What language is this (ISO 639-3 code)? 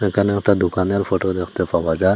ben